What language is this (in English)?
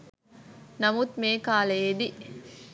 Sinhala